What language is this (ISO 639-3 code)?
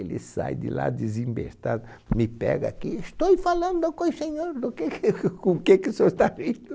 por